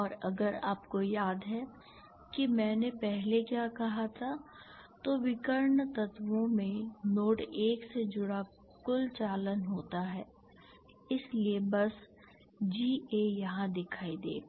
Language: Hindi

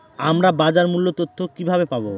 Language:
Bangla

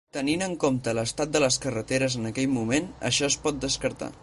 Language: Catalan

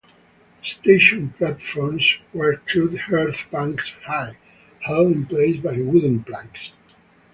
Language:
English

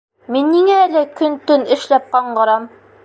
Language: Bashkir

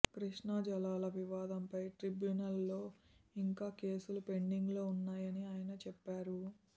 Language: Telugu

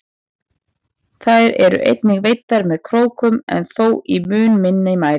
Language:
Icelandic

